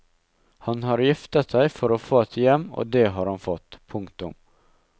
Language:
Norwegian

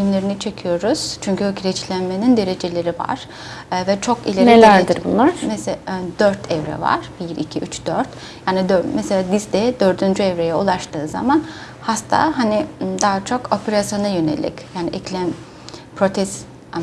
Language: Turkish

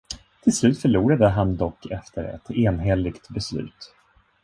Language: Swedish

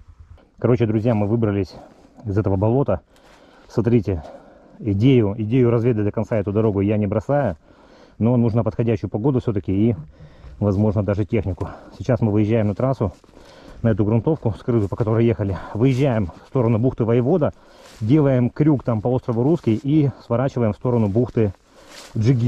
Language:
Russian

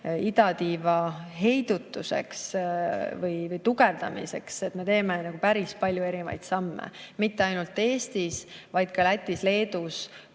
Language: Estonian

